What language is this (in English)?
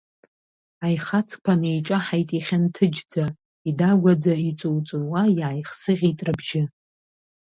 Abkhazian